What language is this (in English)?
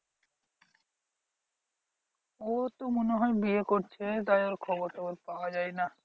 Bangla